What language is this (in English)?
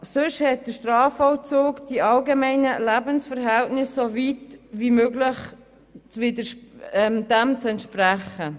Swiss German